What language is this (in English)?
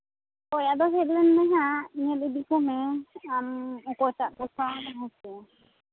Santali